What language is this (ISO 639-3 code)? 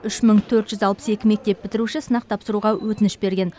kaz